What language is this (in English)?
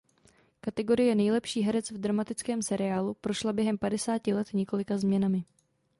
Czech